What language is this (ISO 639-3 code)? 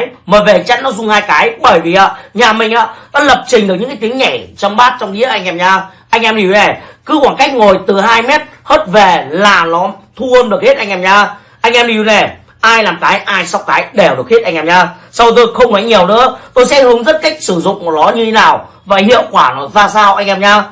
vie